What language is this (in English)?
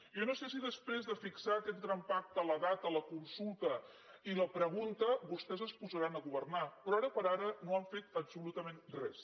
Catalan